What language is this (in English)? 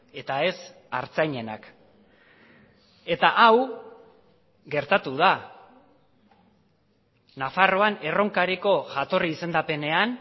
Basque